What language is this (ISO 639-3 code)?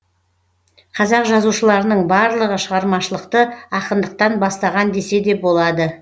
kaz